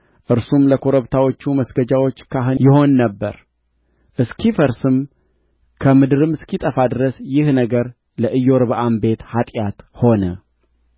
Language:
Amharic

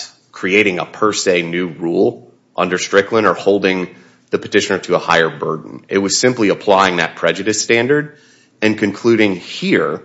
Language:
English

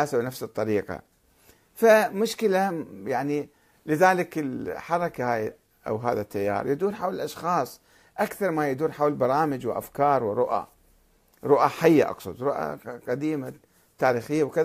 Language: Arabic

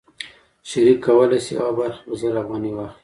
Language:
Pashto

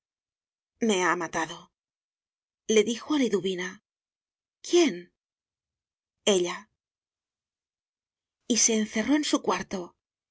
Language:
Spanish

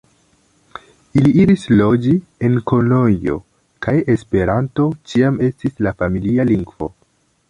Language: Esperanto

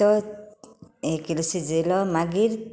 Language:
Konkani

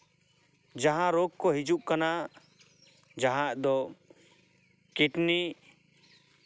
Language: Santali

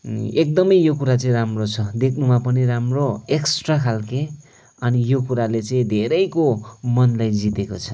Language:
Nepali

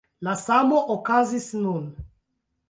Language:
Esperanto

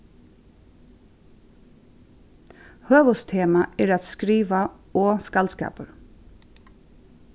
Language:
Faroese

